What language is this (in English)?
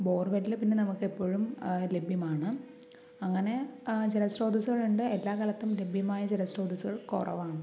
Malayalam